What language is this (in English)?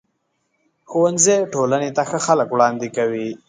Pashto